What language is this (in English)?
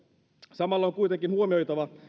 Finnish